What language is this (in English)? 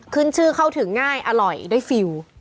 Thai